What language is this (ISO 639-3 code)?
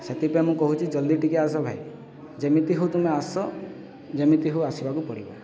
ori